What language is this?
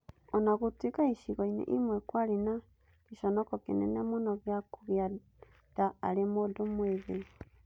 Kikuyu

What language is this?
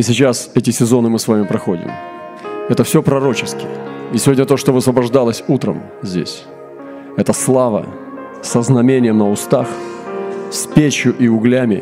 Russian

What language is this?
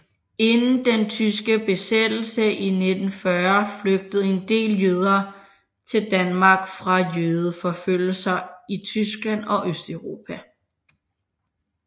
Danish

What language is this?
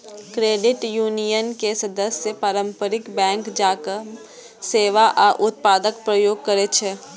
Maithili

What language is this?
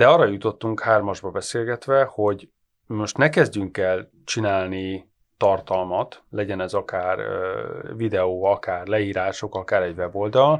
Hungarian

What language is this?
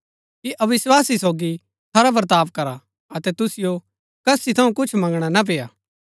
Gaddi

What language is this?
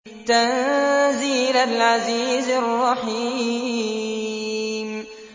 Arabic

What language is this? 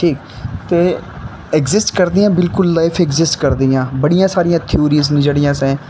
Dogri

